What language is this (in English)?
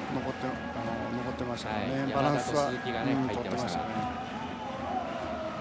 Japanese